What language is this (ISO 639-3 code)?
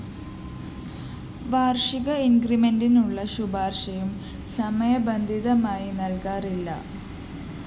mal